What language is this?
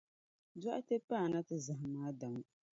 Dagbani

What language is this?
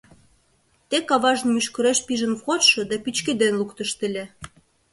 Mari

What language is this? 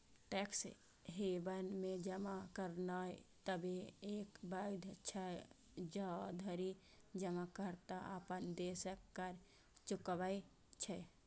Maithili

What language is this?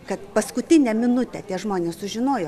Lithuanian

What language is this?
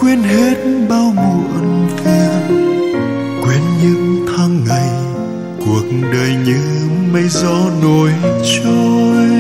Vietnamese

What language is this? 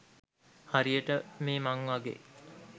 Sinhala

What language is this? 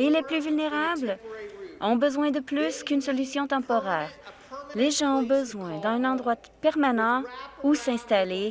French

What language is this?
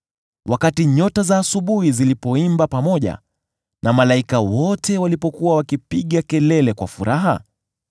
Swahili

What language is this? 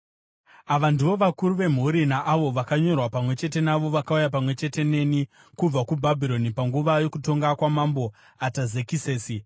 Shona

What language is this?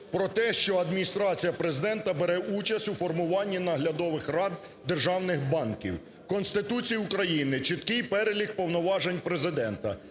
Ukrainian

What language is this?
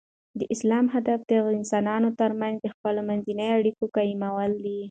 Pashto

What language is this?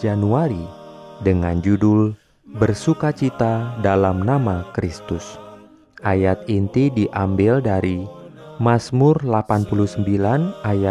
Indonesian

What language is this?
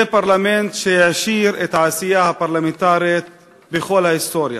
Hebrew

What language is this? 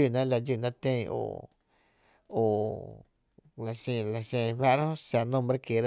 Tepinapa Chinantec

